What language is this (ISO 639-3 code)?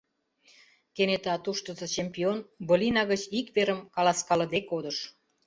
chm